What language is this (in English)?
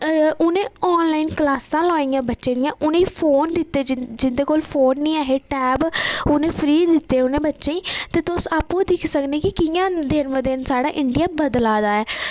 Dogri